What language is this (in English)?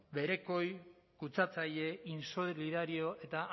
Basque